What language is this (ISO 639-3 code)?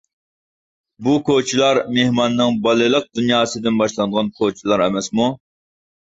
uig